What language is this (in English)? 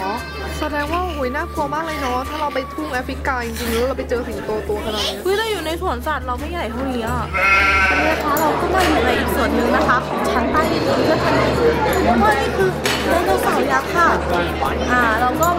Thai